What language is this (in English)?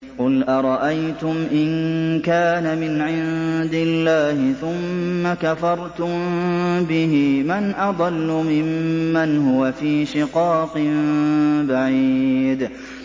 Arabic